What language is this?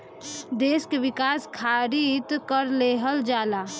Bhojpuri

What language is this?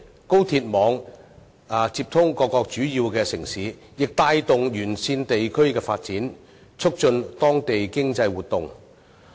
Cantonese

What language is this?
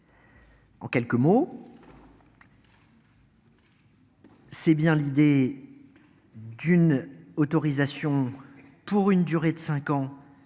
French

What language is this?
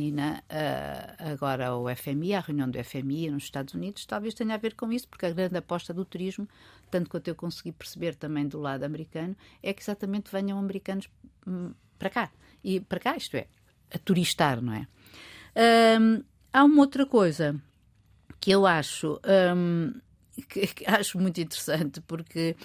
Portuguese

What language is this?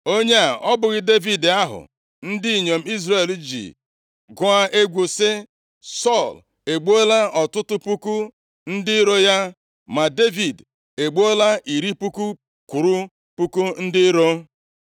Igbo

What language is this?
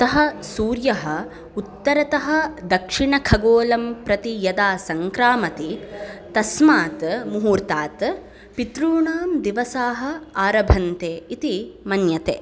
Sanskrit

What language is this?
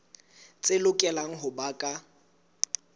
Southern Sotho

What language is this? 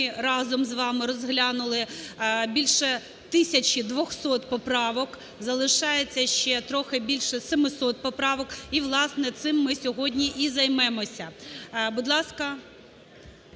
Ukrainian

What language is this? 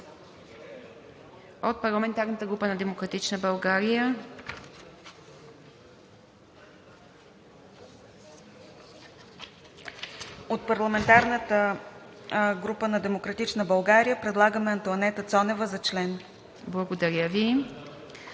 Bulgarian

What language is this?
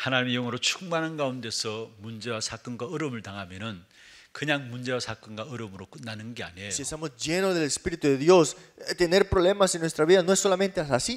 Korean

